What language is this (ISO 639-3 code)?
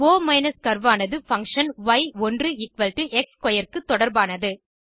tam